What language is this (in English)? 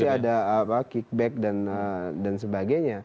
Indonesian